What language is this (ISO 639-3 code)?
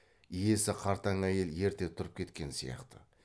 kaz